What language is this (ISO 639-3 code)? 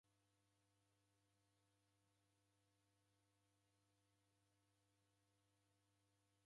dav